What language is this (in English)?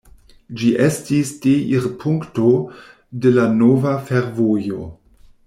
Esperanto